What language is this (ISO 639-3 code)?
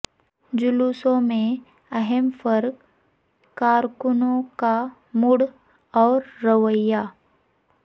urd